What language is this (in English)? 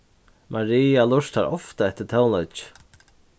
Faroese